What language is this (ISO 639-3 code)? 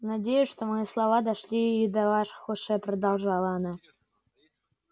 rus